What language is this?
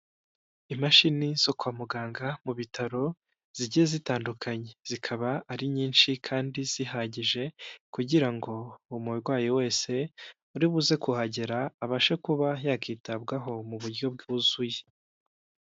Kinyarwanda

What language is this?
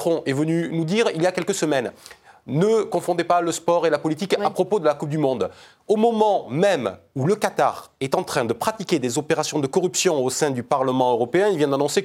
French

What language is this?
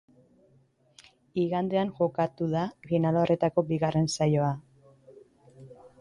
Basque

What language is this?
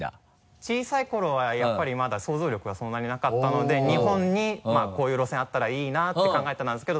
Japanese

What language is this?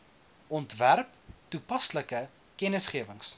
Afrikaans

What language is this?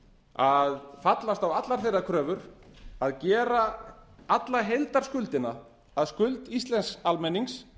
Icelandic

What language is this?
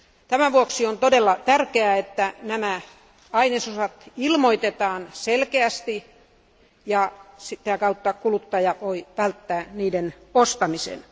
Finnish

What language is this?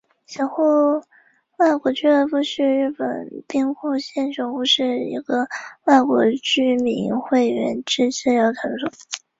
Chinese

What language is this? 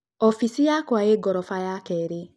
Kikuyu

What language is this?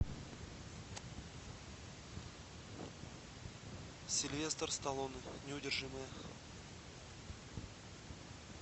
Russian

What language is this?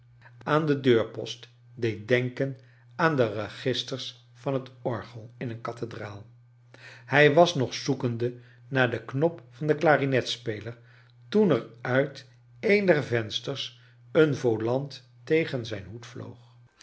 Dutch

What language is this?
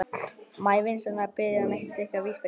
Icelandic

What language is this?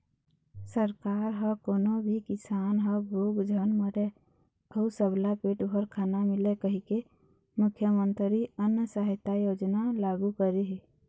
Chhattisgarhi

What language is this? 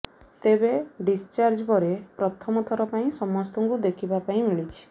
Odia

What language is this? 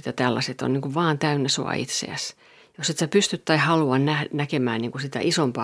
Finnish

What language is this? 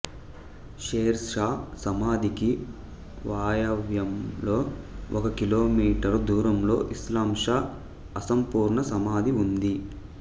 Telugu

